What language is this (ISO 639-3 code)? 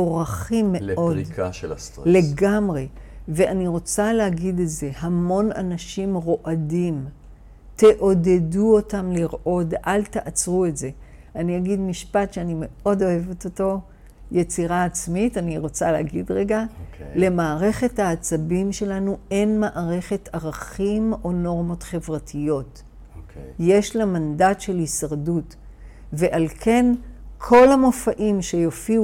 heb